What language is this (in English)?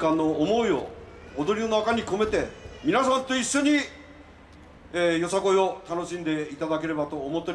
Japanese